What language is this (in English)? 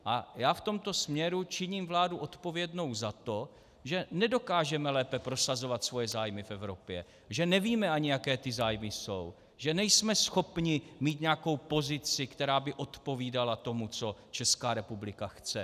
Czech